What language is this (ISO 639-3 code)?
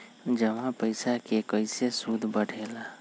mag